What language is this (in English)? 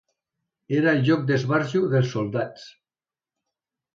Catalan